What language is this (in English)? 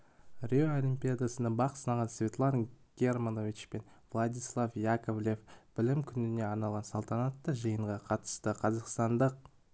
Kazakh